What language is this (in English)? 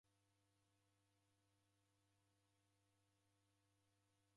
Taita